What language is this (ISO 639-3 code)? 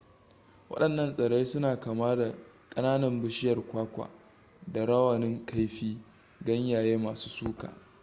hau